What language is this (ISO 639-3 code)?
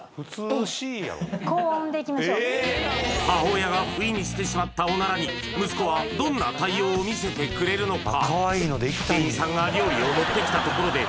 jpn